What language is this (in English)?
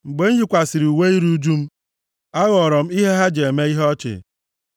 Igbo